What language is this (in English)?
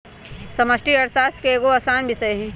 Magahi